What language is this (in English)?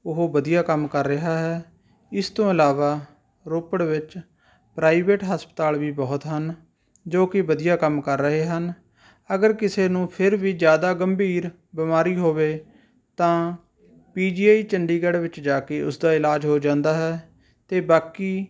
Punjabi